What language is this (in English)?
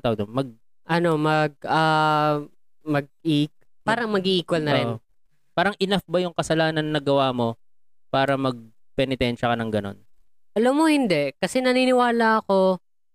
Filipino